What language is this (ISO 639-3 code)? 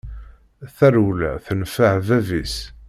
kab